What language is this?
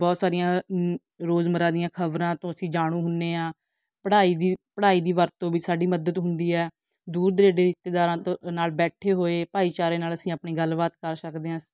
Punjabi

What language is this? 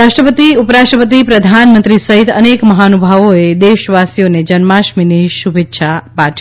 Gujarati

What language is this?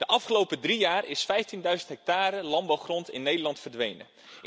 Dutch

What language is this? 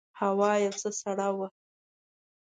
Pashto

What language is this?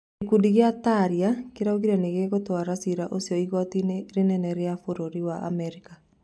Kikuyu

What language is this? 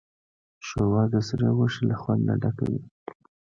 Pashto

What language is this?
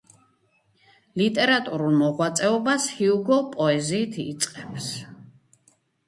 Georgian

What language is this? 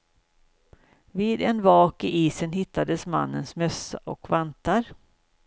Swedish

